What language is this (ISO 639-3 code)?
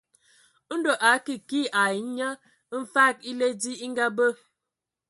ewo